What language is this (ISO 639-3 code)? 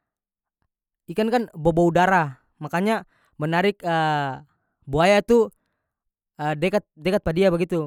max